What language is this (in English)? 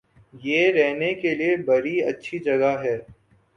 Urdu